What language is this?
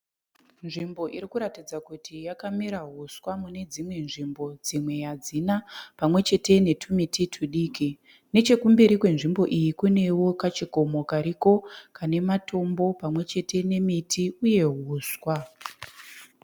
Shona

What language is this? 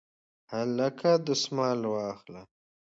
Pashto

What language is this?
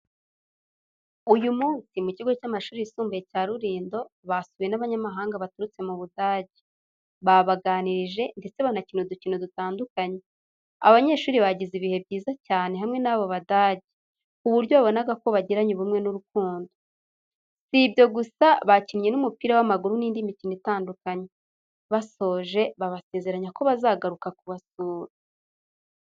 Kinyarwanda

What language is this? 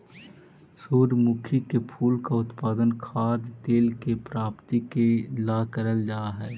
Magahi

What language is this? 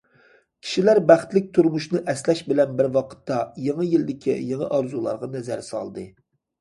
Uyghur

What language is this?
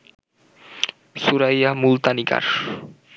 Bangla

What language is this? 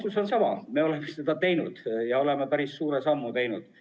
Estonian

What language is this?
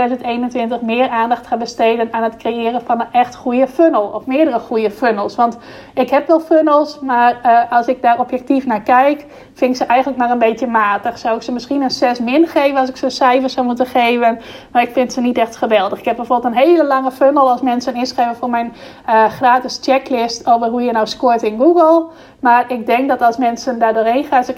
Dutch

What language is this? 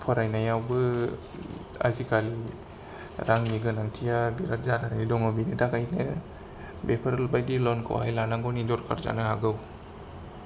Bodo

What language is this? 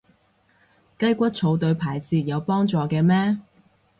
Cantonese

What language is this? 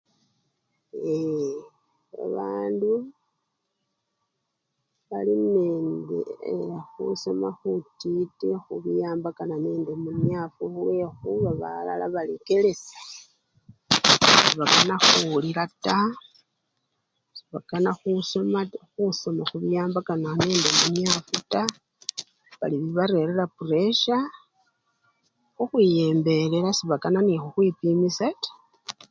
Luyia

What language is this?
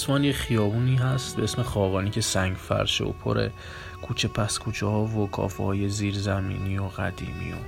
Persian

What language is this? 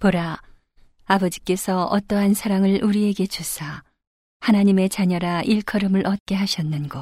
Korean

